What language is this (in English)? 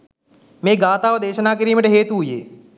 Sinhala